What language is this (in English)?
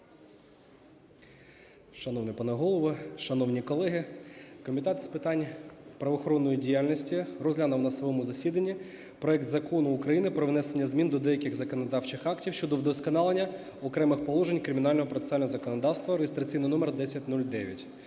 Ukrainian